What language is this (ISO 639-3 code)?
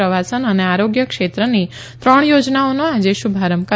guj